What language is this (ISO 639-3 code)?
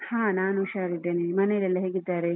kan